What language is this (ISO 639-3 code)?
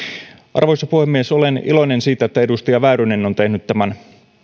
fin